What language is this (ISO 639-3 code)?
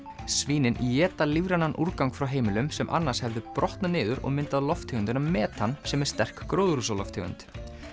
isl